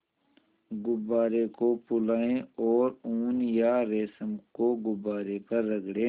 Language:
Hindi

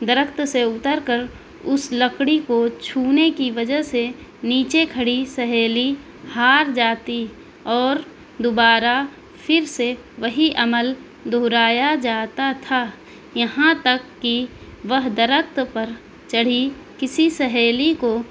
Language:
Urdu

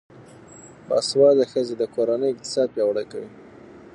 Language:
Pashto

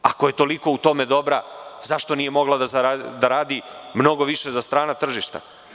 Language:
Serbian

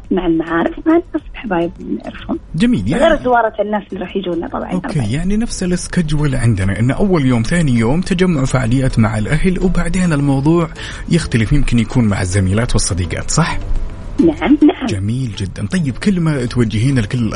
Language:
Arabic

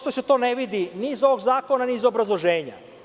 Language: Serbian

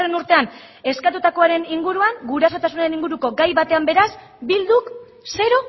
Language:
Basque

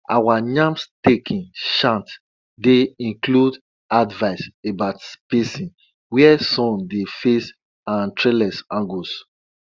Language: Nigerian Pidgin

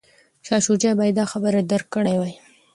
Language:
Pashto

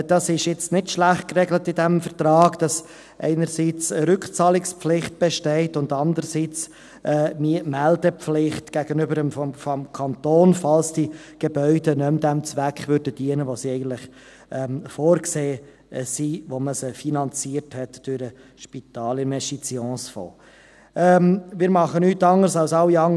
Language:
Swiss German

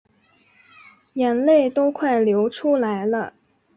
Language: Chinese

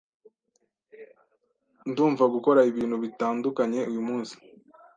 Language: Kinyarwanda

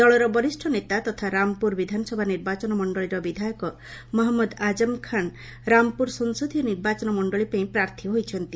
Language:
Odia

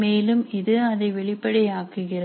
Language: Tamil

